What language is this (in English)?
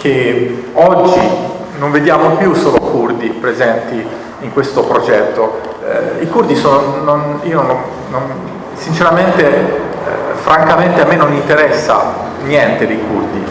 Italian